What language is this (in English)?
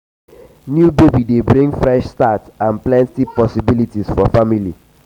Nigerian Pidgin